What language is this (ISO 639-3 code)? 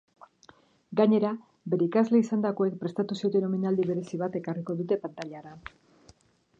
eus